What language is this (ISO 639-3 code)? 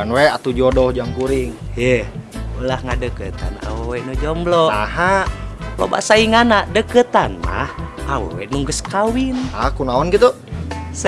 ind